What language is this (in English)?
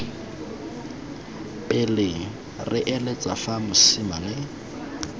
Tswana